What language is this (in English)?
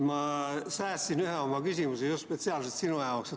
Estonian